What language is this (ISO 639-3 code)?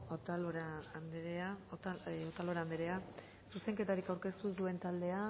eus